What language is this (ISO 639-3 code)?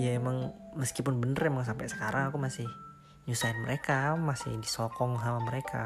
ind